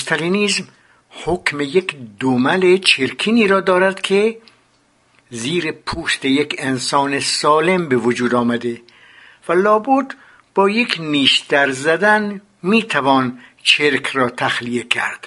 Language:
Persian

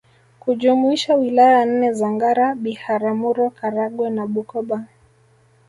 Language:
Swahili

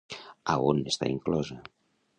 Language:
Catalan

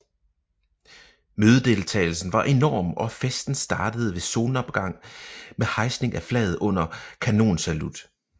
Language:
Danish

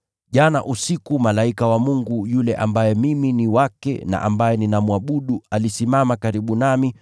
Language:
Swahili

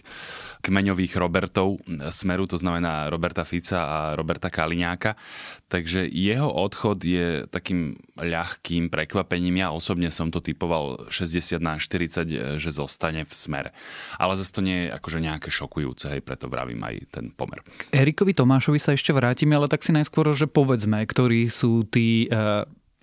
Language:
Slovak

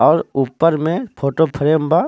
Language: Bhojpuri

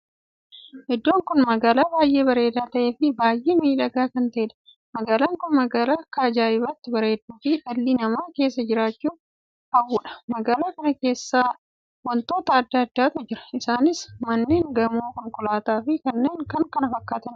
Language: Oromo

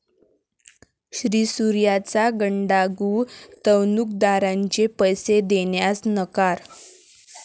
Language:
Marathi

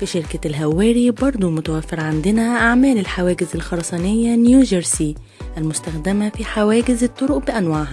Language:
Arabic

